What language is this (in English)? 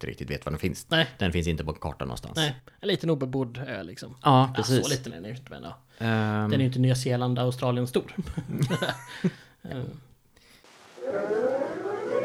Swedish